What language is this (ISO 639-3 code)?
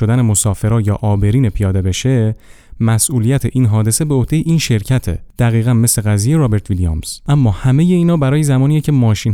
fas